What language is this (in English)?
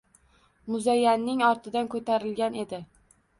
Uzbek